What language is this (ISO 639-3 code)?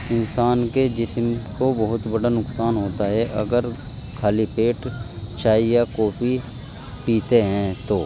urd